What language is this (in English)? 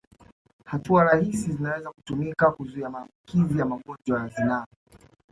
Swahili